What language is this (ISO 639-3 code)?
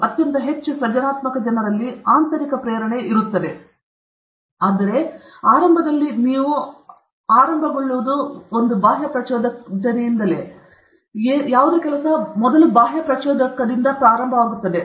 kan